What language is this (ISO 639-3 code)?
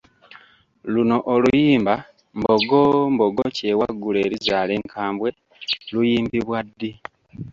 lug